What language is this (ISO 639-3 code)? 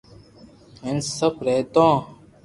lrk